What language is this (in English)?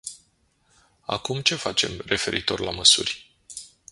Romanian